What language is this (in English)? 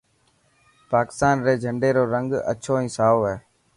Dhatki